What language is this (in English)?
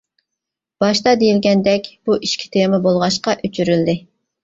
Uyghur